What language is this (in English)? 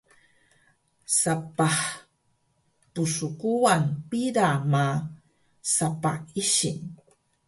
Taroko